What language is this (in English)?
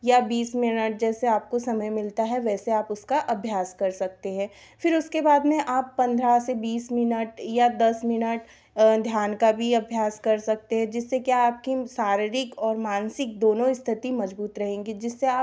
Hindi